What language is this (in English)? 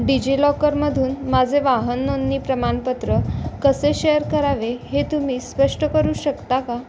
Marathi